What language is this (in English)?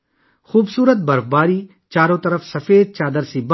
Urdu